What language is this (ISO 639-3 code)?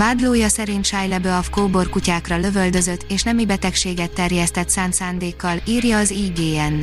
hun